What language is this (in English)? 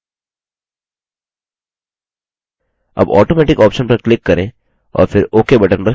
Hindi